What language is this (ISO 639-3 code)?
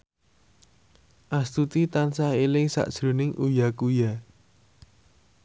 jav